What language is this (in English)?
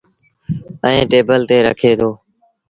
Sindhi Bhil